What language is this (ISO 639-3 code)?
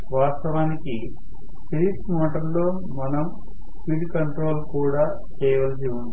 tel